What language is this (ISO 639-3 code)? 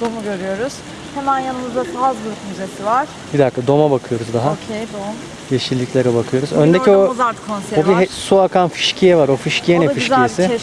tur